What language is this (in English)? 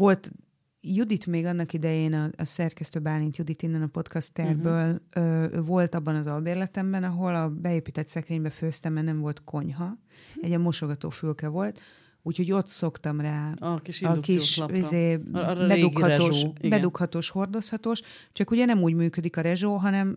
Hungarian